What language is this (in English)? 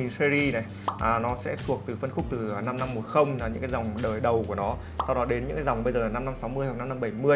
Vietnamese